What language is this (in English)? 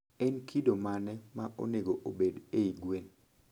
Luo (Kenya and Tanzania)